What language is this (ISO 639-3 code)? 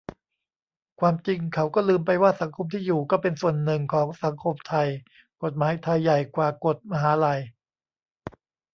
tha